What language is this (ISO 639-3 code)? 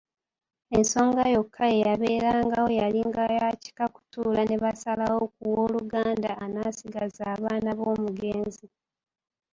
lug